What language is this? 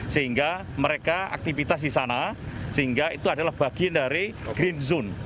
Indonesian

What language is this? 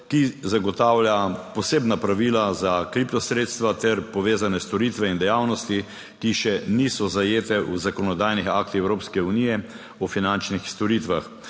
Slovenian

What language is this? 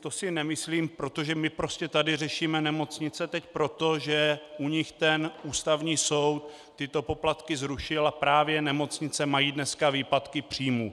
Czech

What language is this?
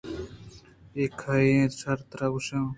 Eastern Balochi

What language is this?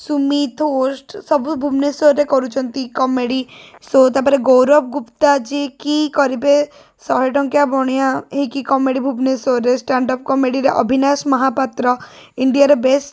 Odia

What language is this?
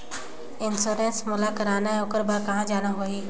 Chhattisgarhi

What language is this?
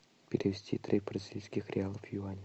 Russian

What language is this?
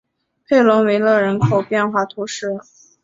Chinese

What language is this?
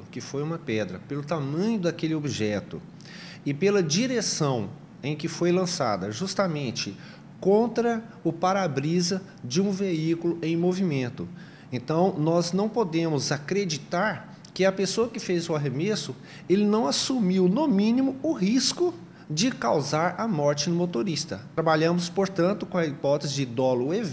Portuguese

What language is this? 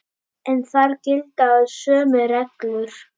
Icelandic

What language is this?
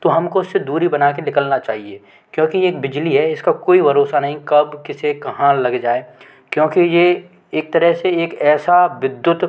Hindi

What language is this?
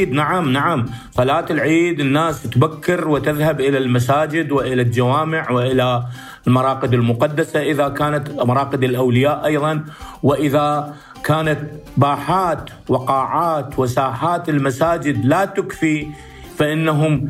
Arabic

